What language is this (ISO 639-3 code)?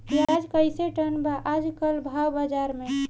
bho